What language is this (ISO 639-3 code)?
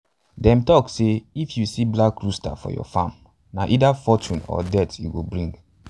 pcm